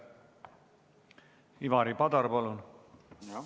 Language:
Estonian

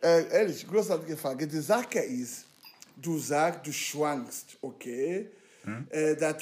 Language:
German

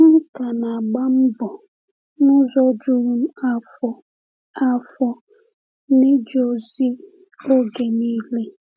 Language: Igbo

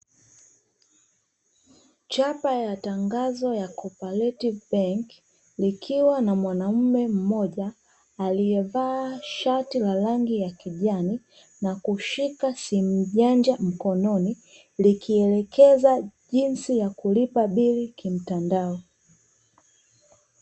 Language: Swahili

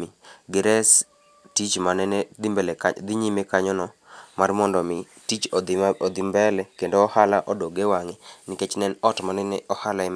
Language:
Luo (Kenya and Tanzania)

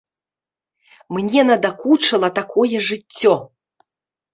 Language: Belarusian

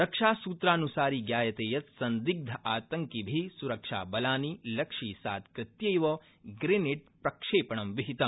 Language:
Sanskrit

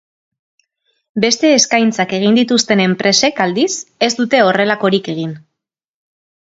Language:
Basque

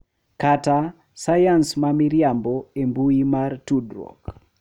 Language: Luo (Kenya and Tanzania)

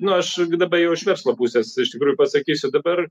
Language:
Lithuanian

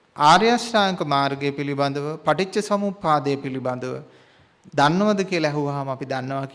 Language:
Indonesian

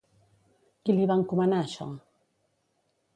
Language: Catalan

